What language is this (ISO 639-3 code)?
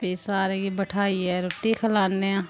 doi